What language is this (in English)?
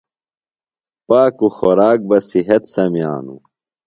Phalura